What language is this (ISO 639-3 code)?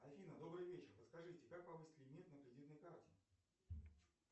rus